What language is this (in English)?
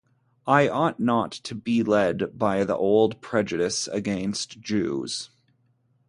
English